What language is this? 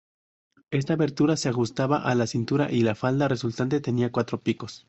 Spanish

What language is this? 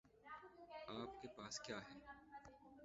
Urdu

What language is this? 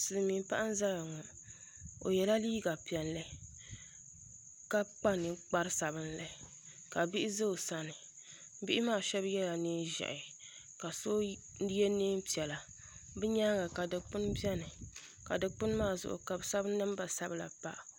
Dagbani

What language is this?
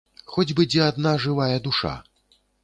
Belarusian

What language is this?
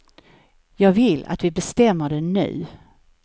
Swedish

